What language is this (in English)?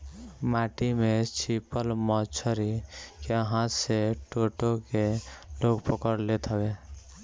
Bhojpuri